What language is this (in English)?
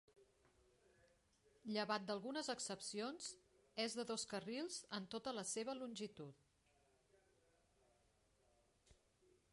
Catalan